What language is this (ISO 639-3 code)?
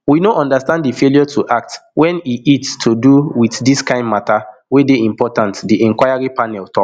pcm